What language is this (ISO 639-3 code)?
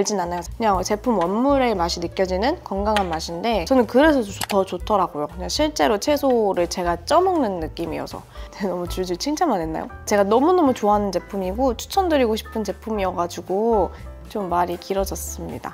kor